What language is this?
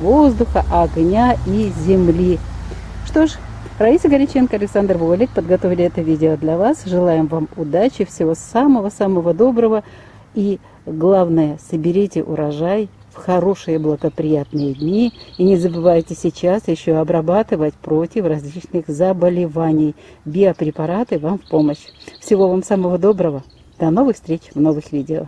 Russian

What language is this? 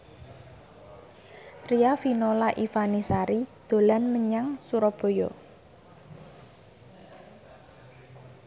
Javanese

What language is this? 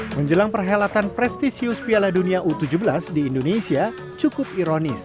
Indonesian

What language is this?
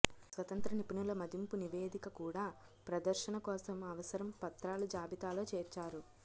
Telugu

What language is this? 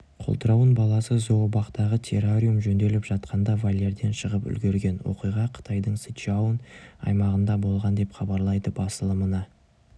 Kazakh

